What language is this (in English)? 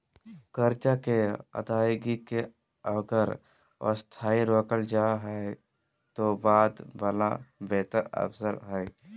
Magahi